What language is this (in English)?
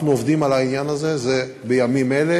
Hebrew